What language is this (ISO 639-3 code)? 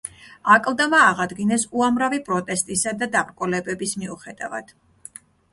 kat